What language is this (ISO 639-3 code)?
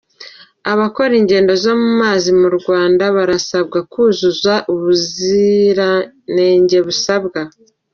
kin